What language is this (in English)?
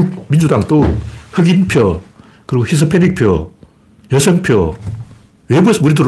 Korean